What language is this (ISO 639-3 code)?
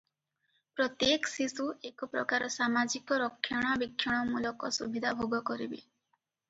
ori